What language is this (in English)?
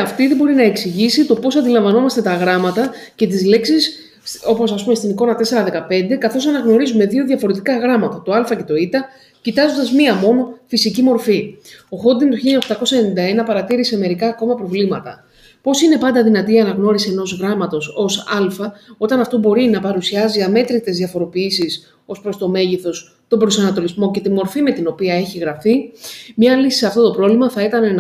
Greek